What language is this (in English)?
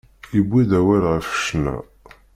Kabyle